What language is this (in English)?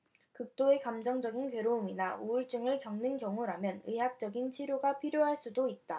Korean